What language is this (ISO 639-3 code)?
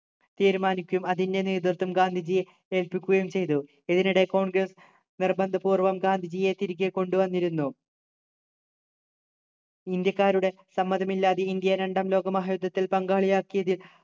mal